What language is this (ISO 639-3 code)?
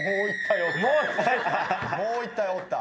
jpn